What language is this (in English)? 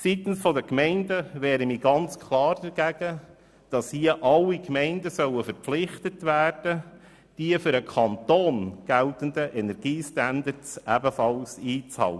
Swiss German